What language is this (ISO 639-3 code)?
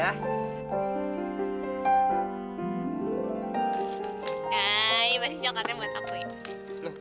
ind